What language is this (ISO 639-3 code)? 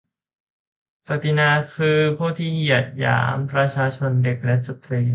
tha